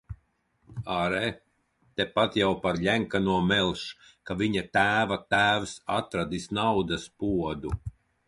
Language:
Latvian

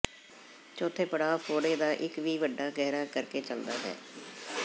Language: Punjabi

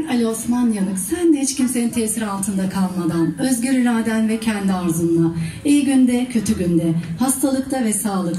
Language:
Turkish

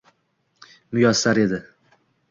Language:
Uzbek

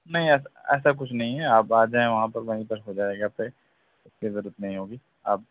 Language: Urdu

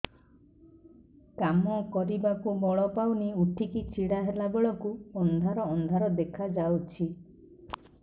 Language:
Odia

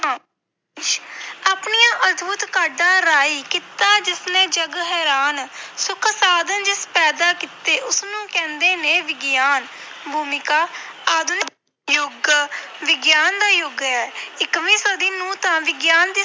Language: Punjabi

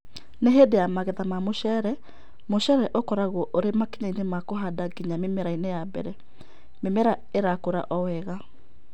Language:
Kikuyu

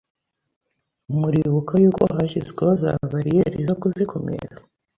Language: Kinyarwanda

